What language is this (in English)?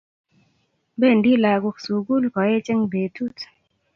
Kalenjin